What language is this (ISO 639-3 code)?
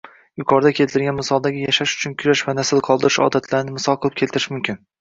uzb